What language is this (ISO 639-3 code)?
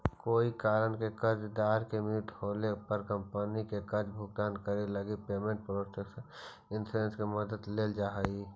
mag